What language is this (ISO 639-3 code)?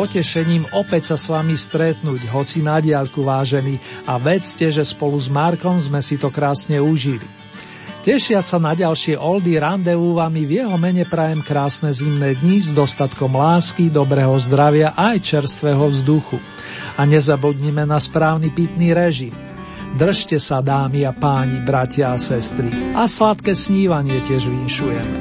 slk